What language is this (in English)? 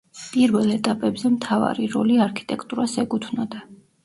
Georgian